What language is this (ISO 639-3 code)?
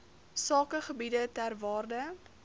afr